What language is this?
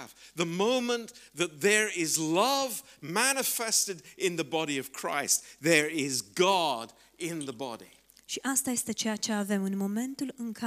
Romanian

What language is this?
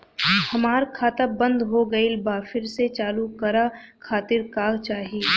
Bhojpuri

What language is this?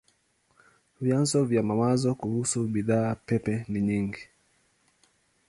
Swahili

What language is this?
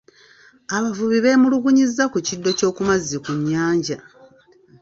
Ganda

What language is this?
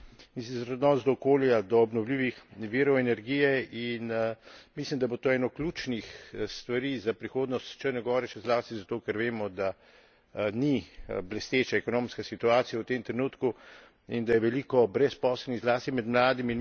Slovenian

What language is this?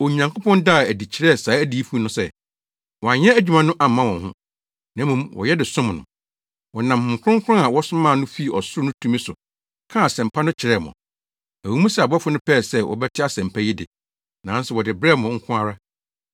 Akan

